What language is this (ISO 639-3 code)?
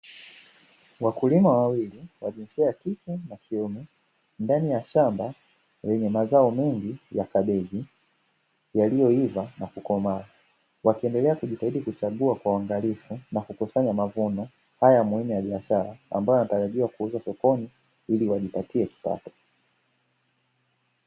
swa